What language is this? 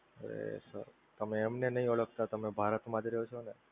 Gujarati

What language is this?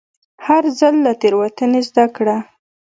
Pashto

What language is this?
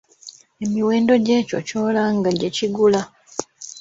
Ganda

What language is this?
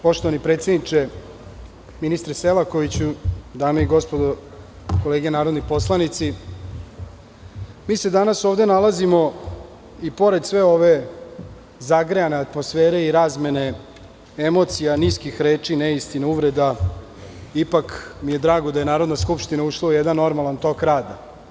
Serbian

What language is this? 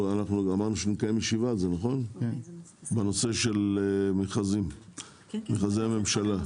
Hebrew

